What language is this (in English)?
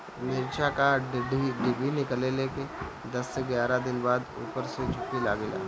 Bhojpuri